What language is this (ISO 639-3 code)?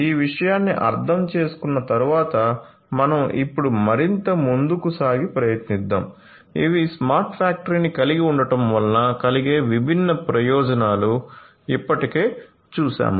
tel